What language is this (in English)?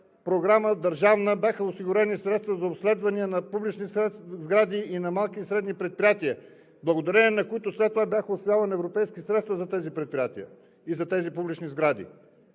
Bulgarian